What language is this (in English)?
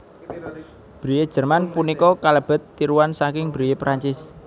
Javanese